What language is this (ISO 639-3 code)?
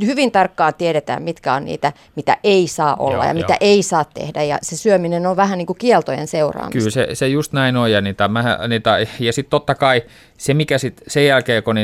fin